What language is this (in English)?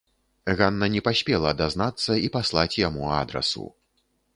Belarusian